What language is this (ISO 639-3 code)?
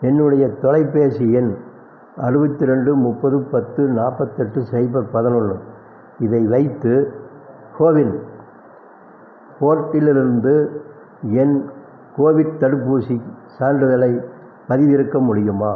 tam